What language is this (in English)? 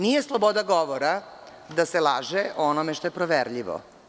Serbian